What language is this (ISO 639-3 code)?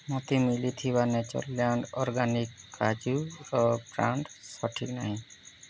ori